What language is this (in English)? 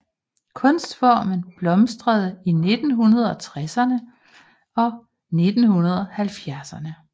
Danish